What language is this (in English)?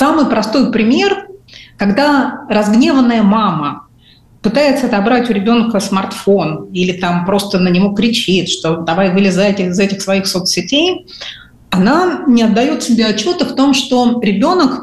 Russian